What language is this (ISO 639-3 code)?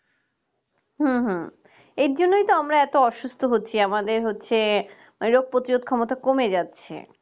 ben